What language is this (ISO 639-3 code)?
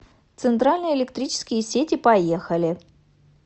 rus